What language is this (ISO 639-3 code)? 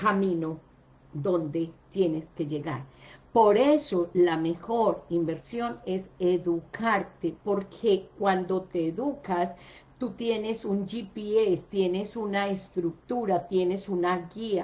spa